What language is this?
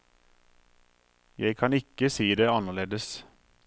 Norwegian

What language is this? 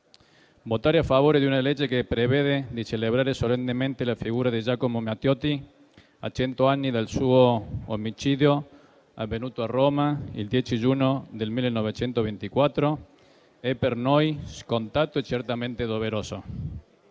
Italian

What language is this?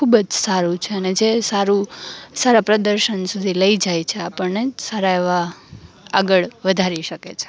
Gujarati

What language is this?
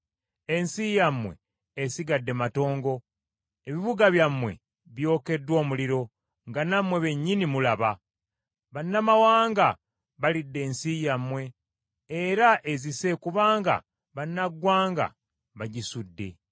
Ganda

